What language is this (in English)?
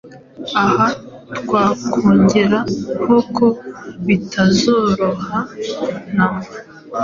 Kinyarwanda